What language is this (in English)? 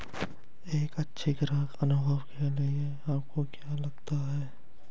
Hindi